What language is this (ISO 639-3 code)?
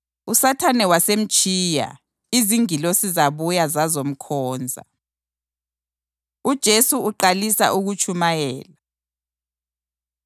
nde